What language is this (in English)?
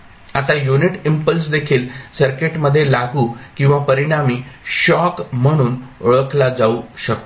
Marathi